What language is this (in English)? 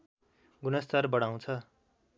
Nepali